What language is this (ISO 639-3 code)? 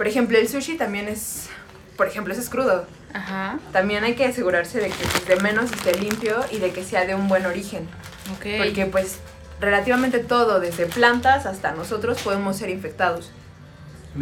spa